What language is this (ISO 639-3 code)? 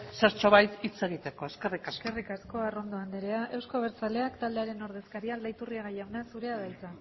eus